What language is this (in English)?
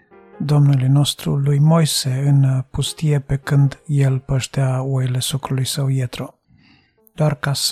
Romanian